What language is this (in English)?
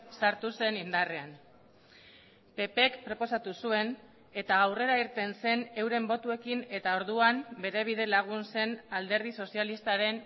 Basque